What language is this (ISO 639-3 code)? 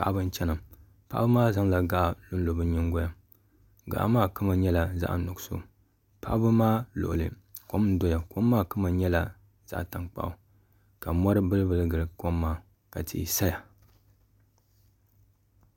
dag